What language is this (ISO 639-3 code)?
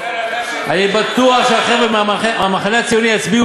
heb